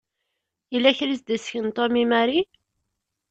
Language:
Kabyle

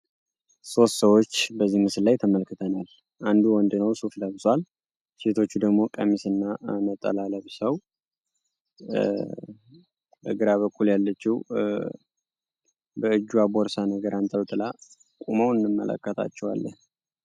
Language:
Amharic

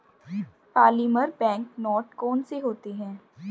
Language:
Hindi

